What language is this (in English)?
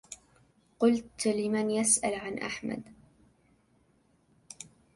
Arabic